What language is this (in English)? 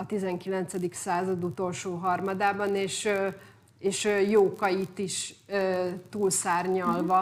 Hungarian